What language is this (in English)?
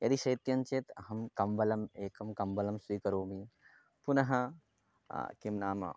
Sanskrit